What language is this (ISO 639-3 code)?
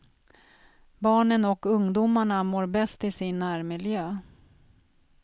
swe